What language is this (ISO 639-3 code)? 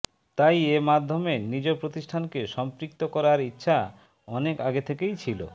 ben